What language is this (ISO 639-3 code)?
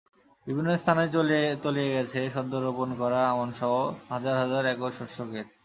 ben